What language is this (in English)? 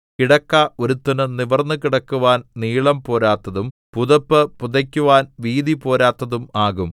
Malayalam